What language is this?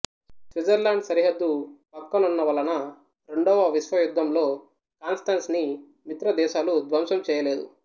Telugu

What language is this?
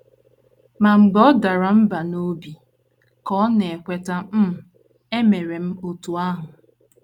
Igbo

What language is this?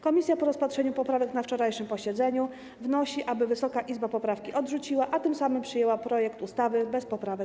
Polish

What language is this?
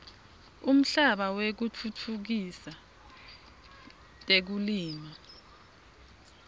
Swati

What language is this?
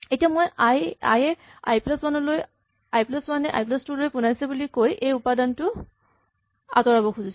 Assamese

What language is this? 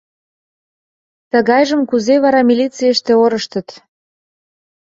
Mari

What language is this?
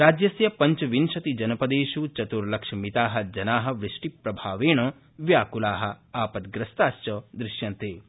Sanskrit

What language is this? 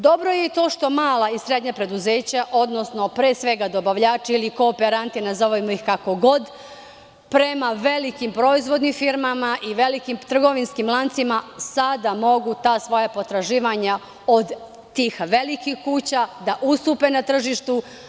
Serbian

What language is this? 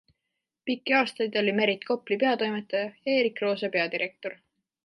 Estonian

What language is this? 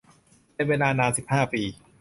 Thai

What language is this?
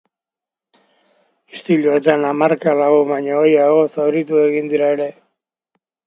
Basque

